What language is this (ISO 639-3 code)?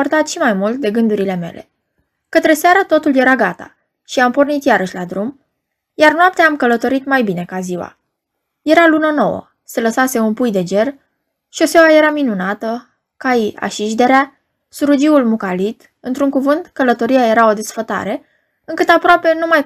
ron